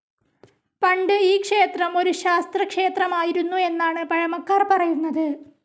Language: Malayalam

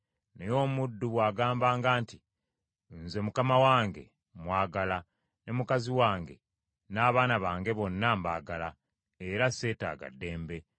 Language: Ganda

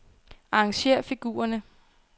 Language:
Danish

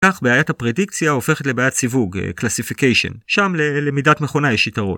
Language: Hebrew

